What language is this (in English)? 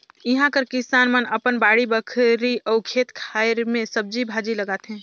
Chhattisgarhi